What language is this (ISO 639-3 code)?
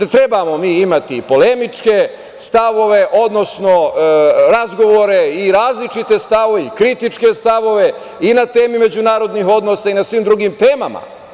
srp